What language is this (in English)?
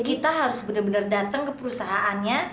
Indonesian